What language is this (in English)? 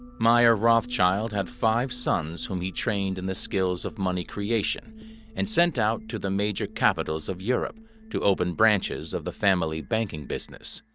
English